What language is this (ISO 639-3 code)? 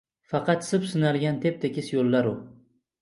uzb